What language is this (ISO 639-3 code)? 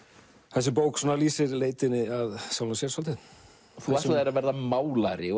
isl